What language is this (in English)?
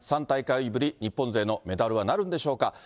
Japanese